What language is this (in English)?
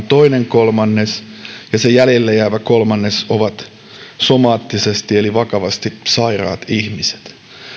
Finnish